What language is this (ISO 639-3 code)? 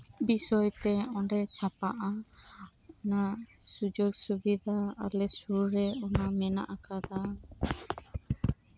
sat